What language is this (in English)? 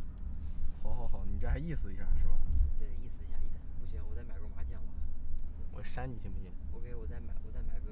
Chinese